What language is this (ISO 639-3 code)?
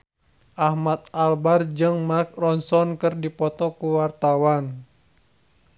sun